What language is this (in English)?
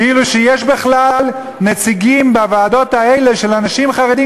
Hebrew